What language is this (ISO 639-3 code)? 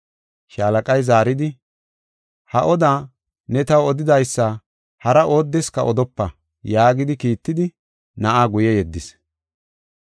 gof